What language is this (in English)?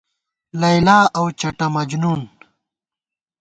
Gawar-Bati